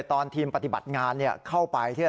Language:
Thai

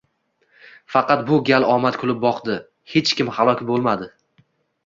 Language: Uzbek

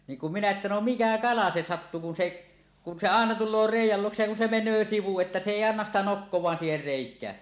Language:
Finnish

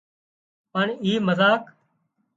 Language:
Wadiyara Koli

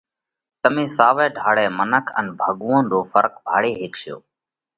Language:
Parkari Koli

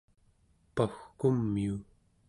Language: Central Yupik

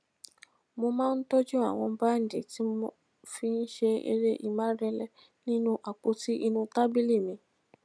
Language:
Yoruba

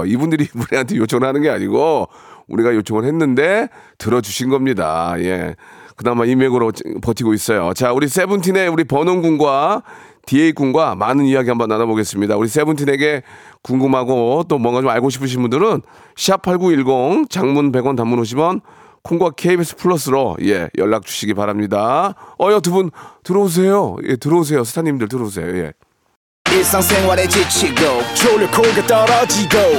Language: Korean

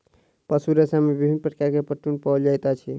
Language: Maithili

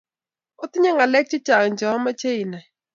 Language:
Kalenjin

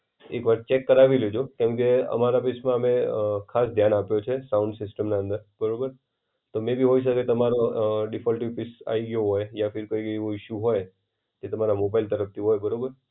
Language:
Gujarati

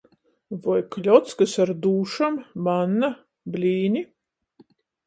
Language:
Latgalian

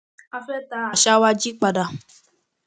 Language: Yoruba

